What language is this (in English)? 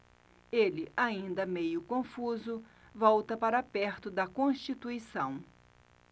Portuguese